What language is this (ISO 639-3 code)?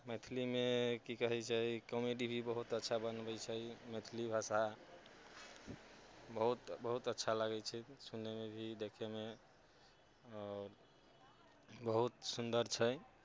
mai